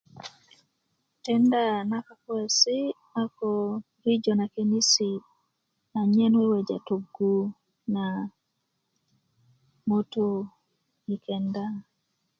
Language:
Kuku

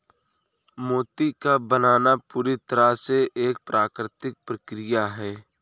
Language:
Hindi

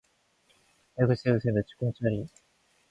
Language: Korean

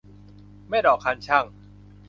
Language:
Thai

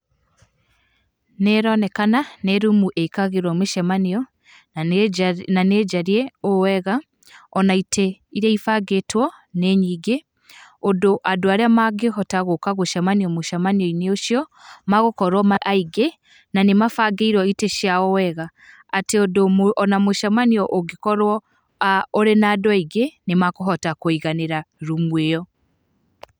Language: Kikuyu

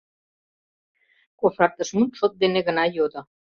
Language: Mari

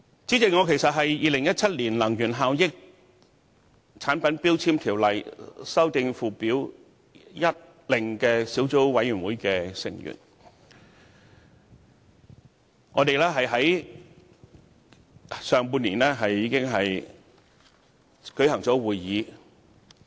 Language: Cantonese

